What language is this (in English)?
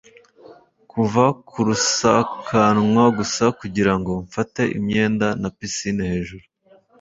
Kinyarwanda